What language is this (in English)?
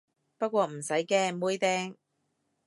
Cantonese